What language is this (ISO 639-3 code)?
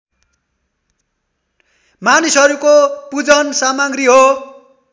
nep